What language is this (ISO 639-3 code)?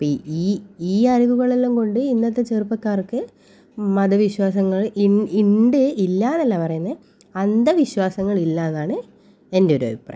mal